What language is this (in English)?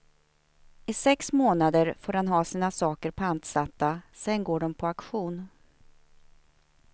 Swedish